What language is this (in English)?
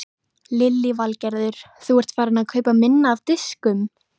Icelandic